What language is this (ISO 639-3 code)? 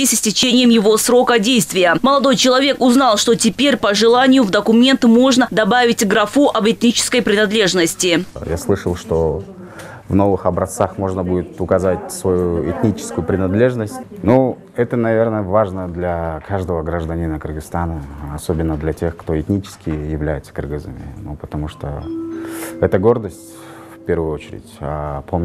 rus